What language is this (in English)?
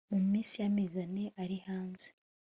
Kinyarwanda